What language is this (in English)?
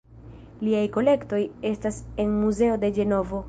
Esperanto